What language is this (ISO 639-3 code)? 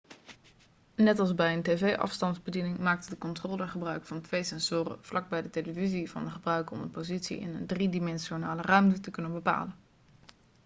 nld